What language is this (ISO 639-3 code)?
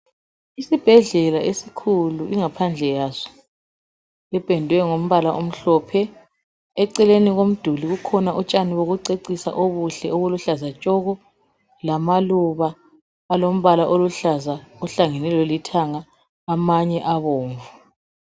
nde